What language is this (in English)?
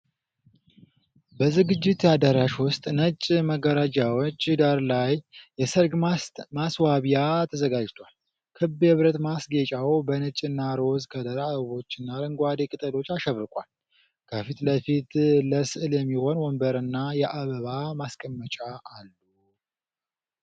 Amharic